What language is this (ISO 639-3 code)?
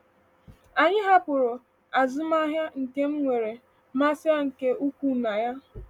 ibo